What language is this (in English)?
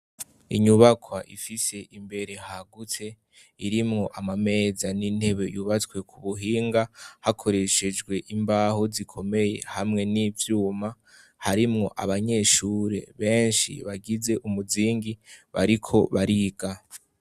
Rundi